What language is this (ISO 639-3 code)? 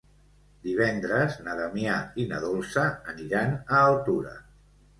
cat